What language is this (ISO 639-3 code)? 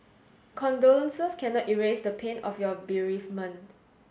eng